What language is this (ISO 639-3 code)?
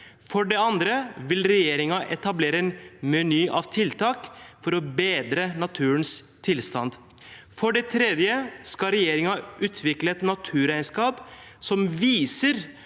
nor